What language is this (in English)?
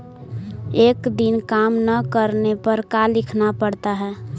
Magahi